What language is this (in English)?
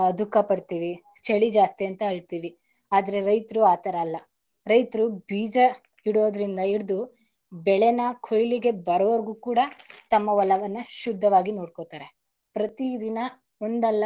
Kannada